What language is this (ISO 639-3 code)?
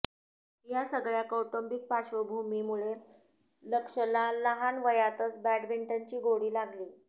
mar